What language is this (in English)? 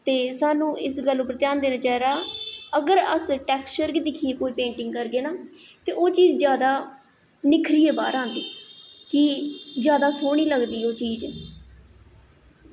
Dogri